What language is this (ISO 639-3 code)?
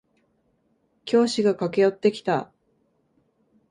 jpn